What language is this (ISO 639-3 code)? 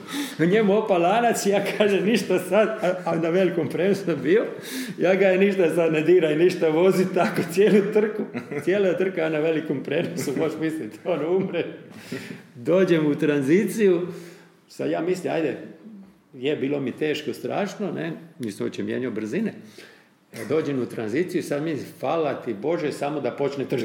hrv